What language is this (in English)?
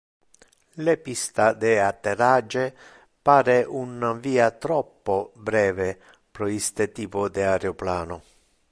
Interlingua